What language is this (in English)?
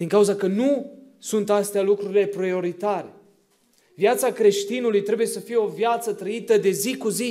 Romanian